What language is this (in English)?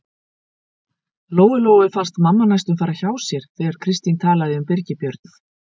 Icelandic